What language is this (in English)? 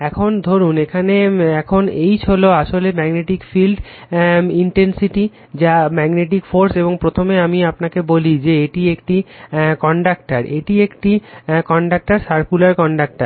Bangla